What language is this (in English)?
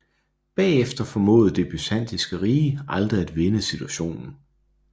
Danish